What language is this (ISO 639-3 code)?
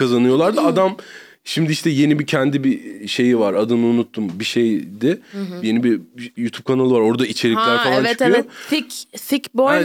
tur